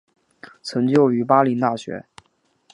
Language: Chinese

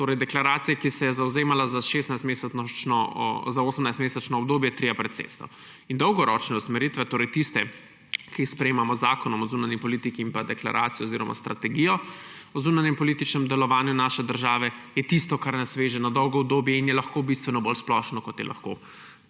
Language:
Slovenian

